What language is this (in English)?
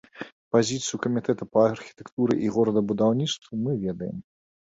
Belarusian